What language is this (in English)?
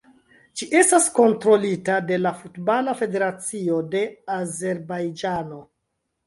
Esperanto